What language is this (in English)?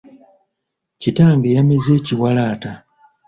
Ganda